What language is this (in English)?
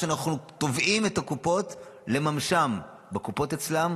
Hebrew